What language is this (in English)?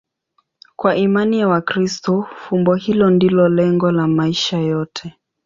Swahili